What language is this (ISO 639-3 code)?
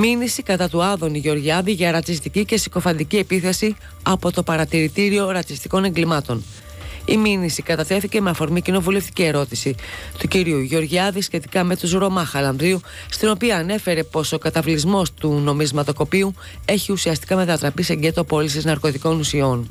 ell